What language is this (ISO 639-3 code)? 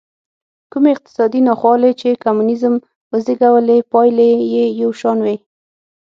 pus